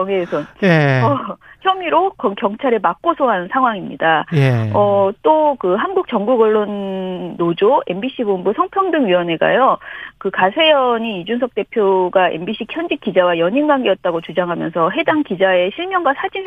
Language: Korean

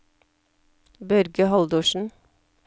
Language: Norwegian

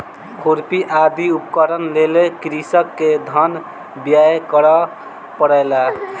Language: Maithili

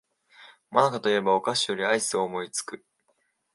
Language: Japanese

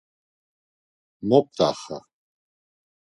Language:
Laz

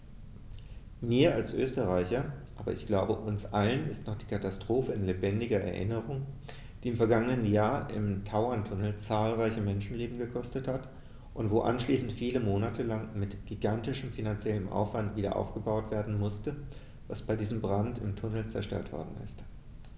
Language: German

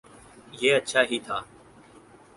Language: Urdu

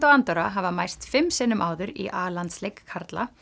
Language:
Icelandic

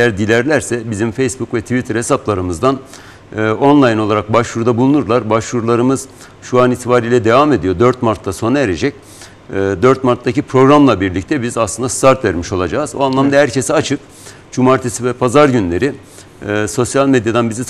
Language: Turkish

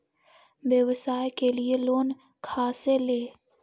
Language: Magahi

